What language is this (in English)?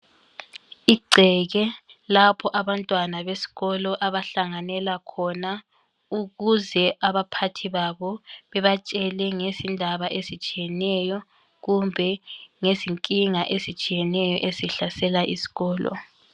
North Ndebele